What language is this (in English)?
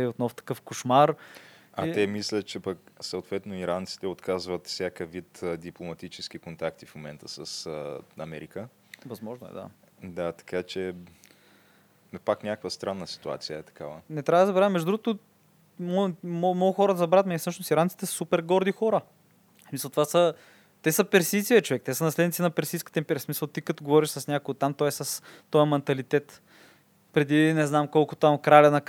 Bulgarian